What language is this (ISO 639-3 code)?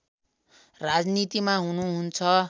nep